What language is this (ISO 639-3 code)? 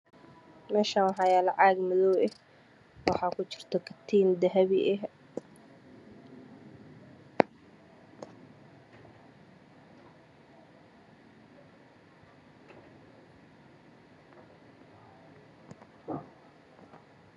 som